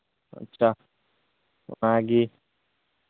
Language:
Santali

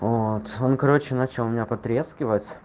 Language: Russian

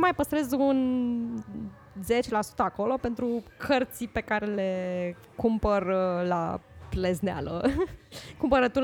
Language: Romanian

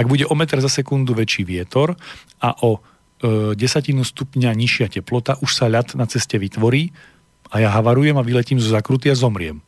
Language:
Slovak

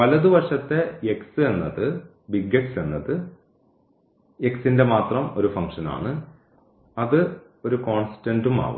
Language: Malayalam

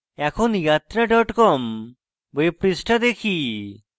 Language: Bangla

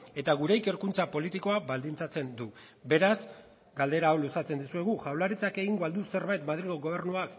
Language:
Basque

